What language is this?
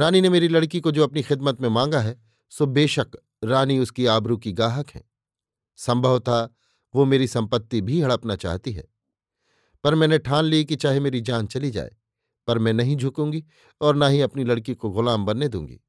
Hindi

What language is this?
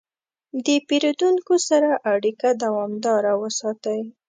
Pashto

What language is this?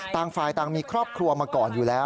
Thai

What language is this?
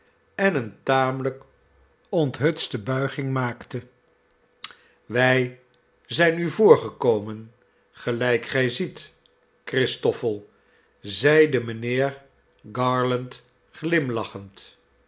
Dutch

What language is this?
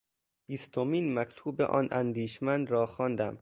Persian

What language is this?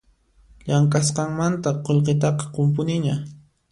Puno Quechua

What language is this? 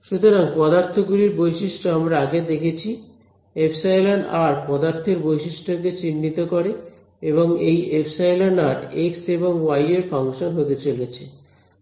Bangla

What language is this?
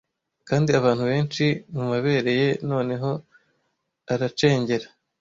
Kinyarwanda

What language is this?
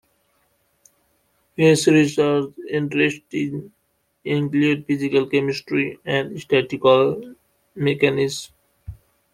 English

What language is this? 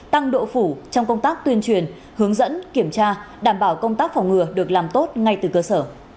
Vietnamese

